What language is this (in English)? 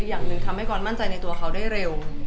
Thai